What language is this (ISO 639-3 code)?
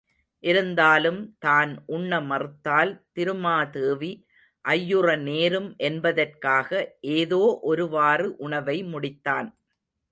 tam